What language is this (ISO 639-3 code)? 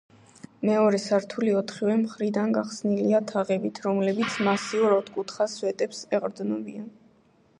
kat